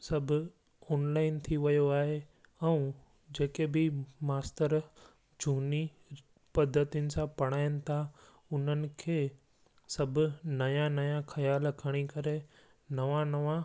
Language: Sindhi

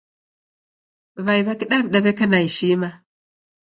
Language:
Taita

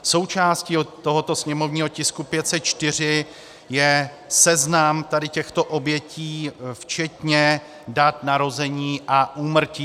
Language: Czech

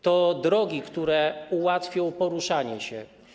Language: Polish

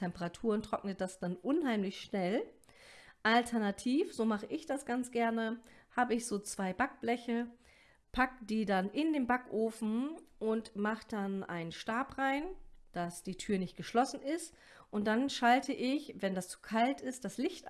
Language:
German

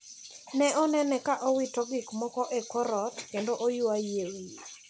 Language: Luo (Kenya and Tanzania)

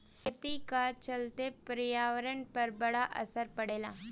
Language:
Bhojpuri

